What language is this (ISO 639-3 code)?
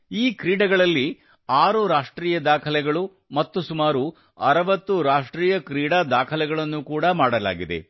kan